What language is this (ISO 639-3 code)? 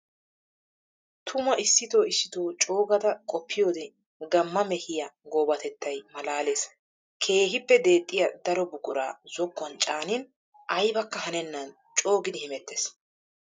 wal